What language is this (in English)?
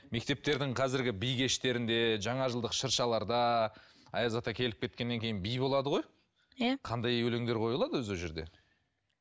Kazakh